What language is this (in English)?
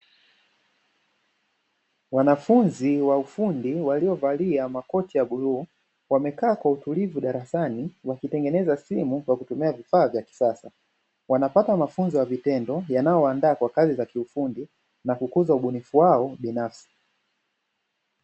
Swahili